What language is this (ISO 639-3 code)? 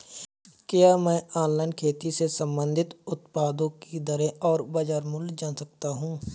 hin